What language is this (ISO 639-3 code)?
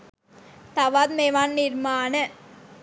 sin